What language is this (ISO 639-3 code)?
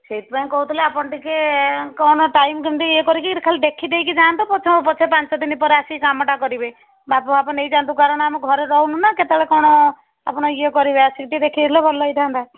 ori